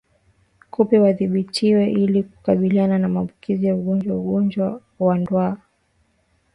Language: Swahili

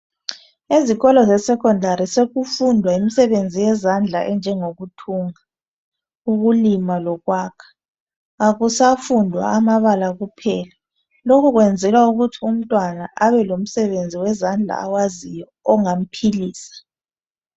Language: North Ndebele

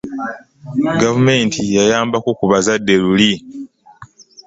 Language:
Ganda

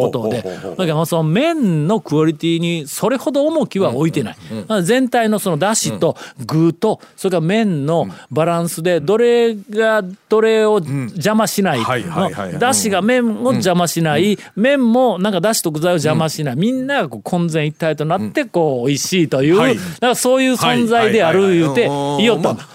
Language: Japanese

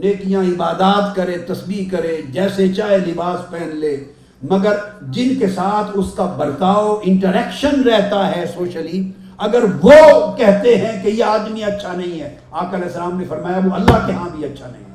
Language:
Urdu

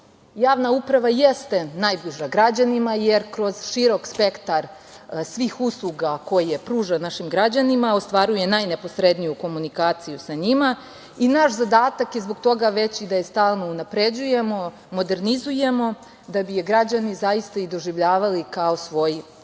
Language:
Serbian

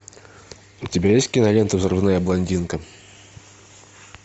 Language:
Russian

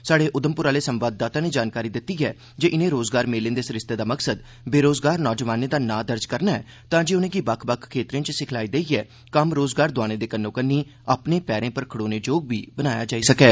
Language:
Dogri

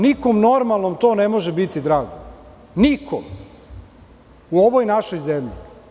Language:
Serbian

